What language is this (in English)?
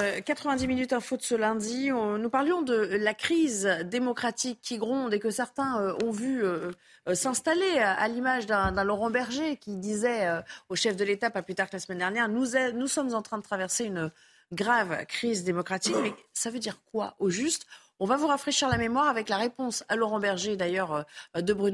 French